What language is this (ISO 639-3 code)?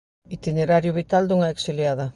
glg